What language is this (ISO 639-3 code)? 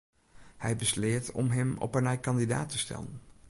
fry